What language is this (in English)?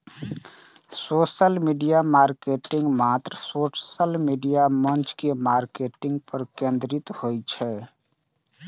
Maithili